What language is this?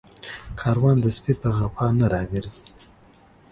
Pashto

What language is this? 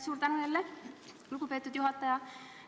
Estonian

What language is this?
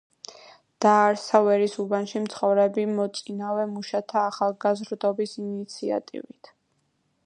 Georgian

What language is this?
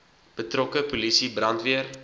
Afrikaans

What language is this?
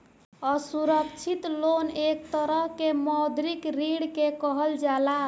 Bhojpuri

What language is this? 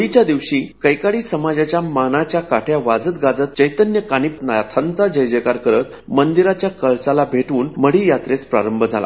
Marathi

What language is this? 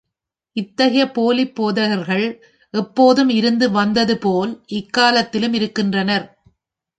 Tamil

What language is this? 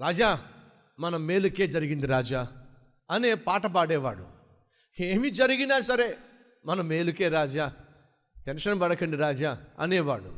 Telugu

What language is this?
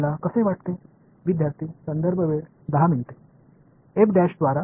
Tamil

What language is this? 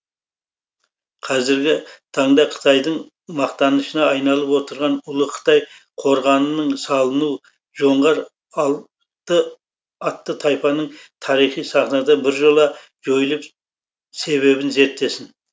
Kazakh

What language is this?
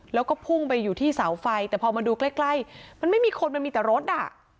Thai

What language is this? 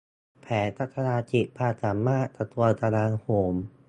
Thai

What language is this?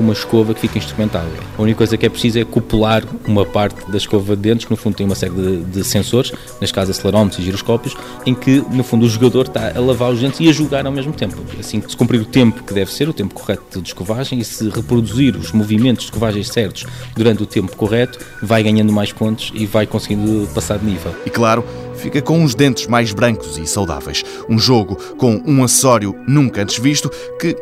Portuguese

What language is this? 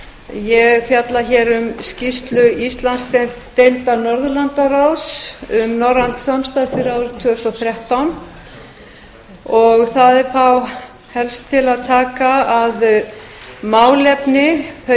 Icelandic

